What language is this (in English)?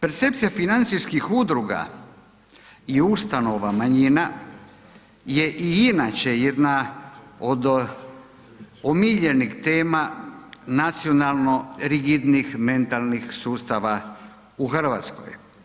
Croatian